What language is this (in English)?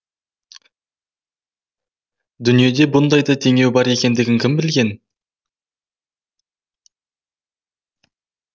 Kazakh